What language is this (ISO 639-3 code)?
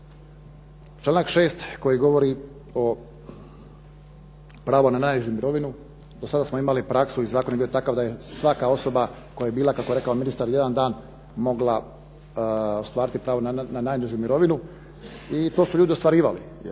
hrv